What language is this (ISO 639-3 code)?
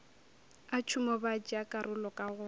nso